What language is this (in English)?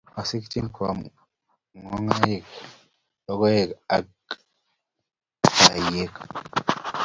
Kalenjin